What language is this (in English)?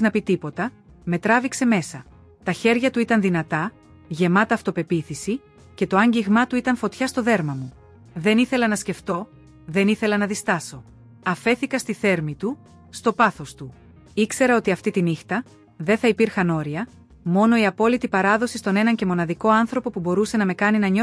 Greek